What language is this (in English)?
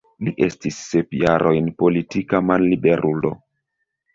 Esperanto